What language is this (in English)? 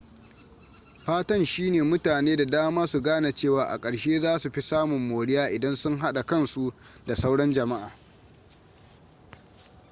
Hausa